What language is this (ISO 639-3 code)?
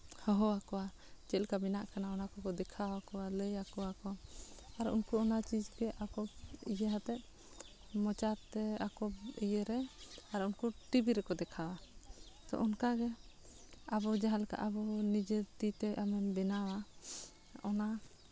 sat